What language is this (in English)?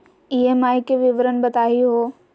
Magahi